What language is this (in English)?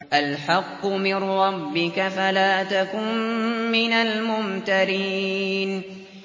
Arabic